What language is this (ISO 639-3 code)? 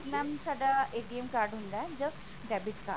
pan